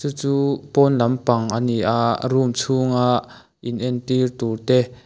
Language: Mizo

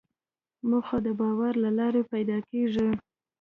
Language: Pashto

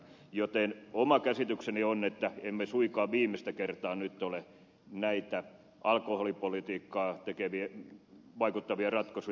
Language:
Finnish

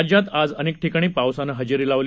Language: Marathi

